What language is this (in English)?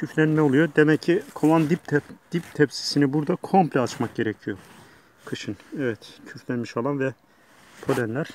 Turkish